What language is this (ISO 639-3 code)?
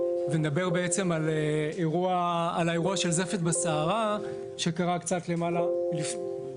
heb